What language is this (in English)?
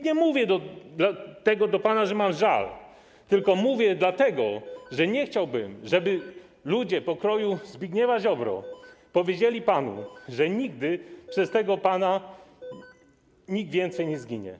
Polish